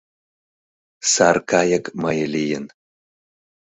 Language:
Mari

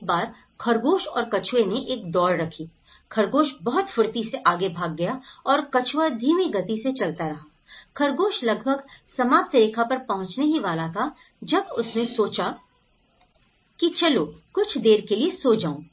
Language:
Hindi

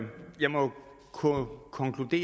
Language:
Danish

